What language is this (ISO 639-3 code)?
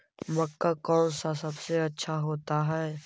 mag